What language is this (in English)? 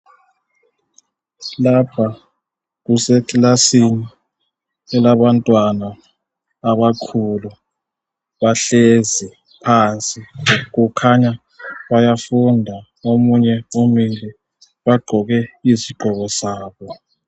North Ndebele